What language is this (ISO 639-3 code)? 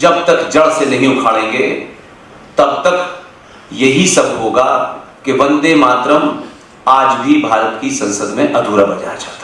hin